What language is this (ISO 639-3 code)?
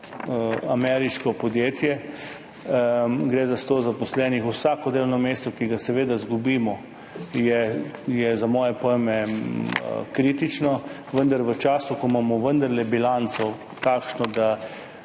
slv